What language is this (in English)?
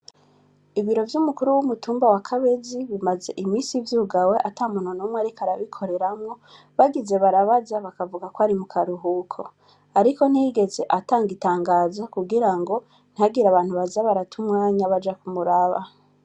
Rundi